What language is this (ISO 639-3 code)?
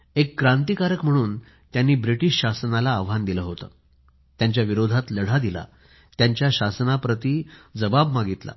mar